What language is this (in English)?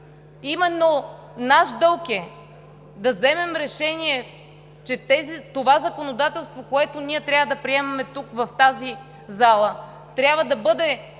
Bulgarian